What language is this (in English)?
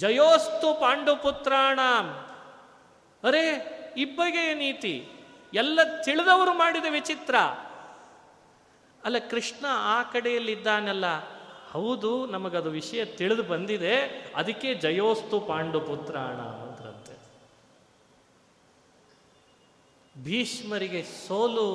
Kannada